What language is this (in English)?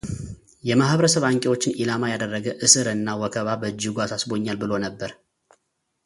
Amharic